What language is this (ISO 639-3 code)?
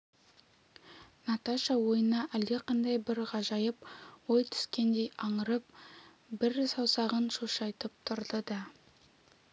kaz